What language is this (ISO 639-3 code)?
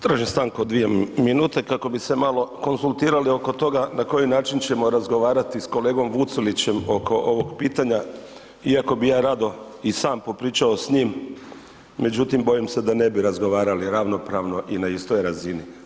hrv